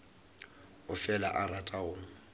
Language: Northern Sotho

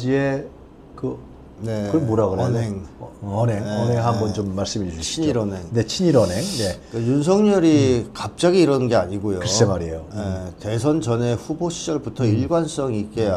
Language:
Korean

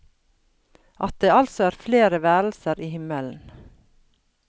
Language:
Norwegian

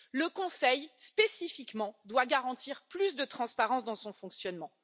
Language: French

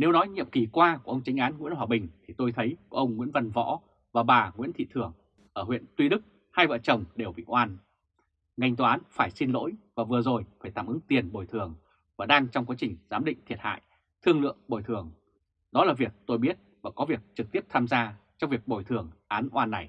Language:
Vietnamese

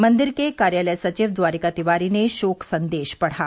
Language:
Hindi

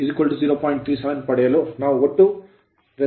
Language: Kannada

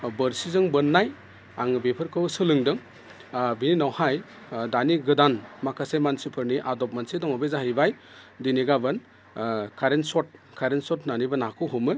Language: Bodo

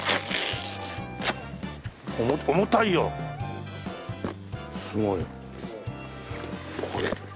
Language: Japanese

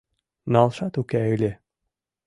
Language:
Mari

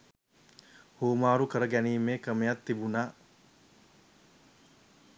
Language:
Sinhala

